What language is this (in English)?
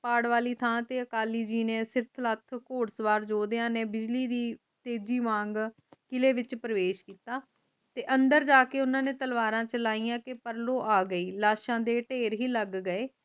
Punjabi